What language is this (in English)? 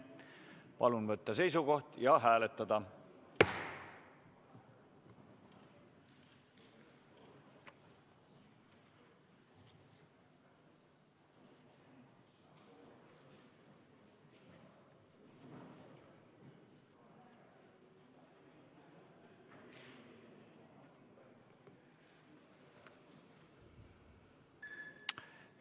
Estonian